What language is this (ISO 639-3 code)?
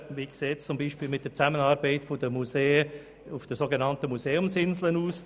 gsw